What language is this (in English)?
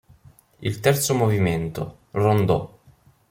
Italian